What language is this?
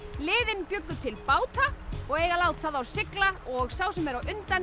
Icelandic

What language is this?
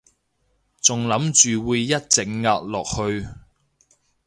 Cantonese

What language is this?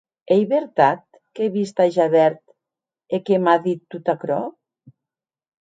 Occitan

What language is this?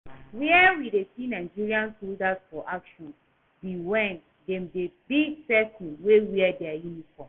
Nigerian Pidgin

